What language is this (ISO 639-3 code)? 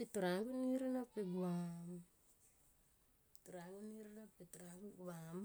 tqp